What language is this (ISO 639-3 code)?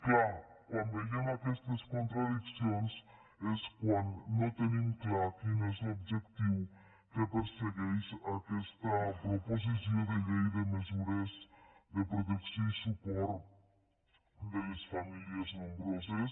cat